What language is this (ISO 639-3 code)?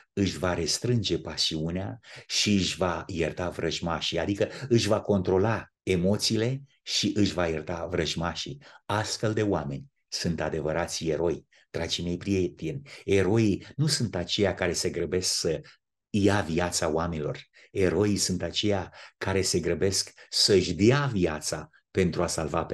ron